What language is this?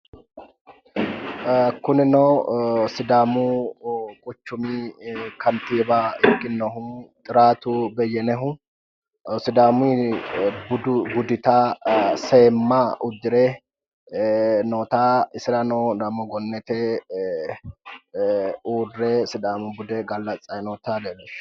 Sidamo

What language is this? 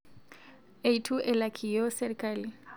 Masai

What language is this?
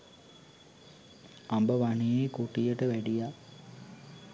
Sinhala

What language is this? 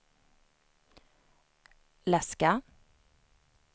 Swedish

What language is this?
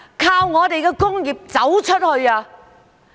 Cantonese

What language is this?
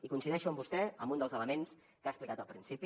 Catalan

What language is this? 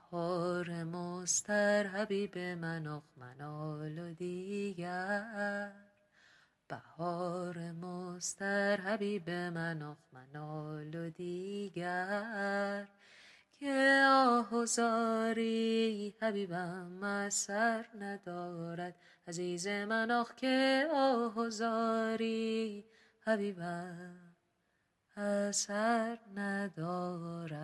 Persian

